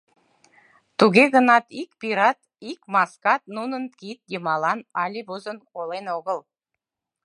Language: Mari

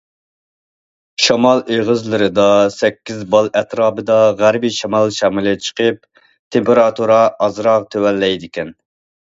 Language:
Uyghur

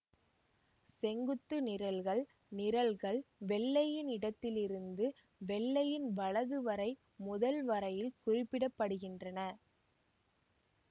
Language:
Tamil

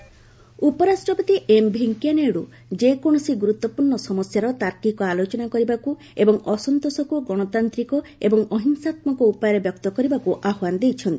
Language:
Odia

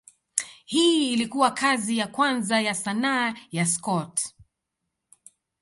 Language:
Swahili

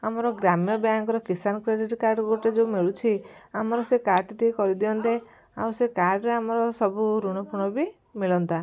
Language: Odia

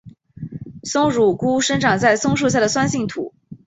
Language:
Chinese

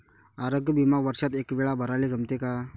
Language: Marathi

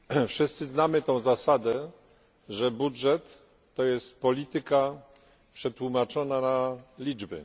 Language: Polish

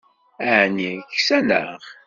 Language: Kabyle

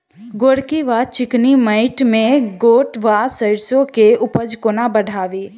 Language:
Maithili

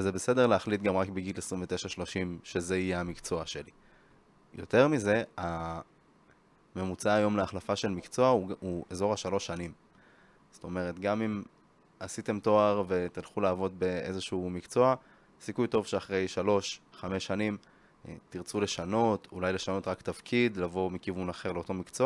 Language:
Hebrew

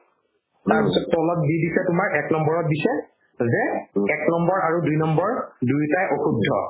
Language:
Assamese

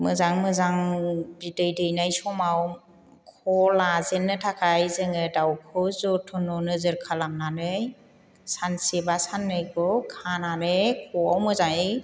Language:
Bodo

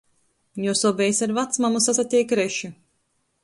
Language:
Latgalian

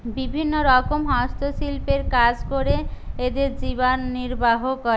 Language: Bangla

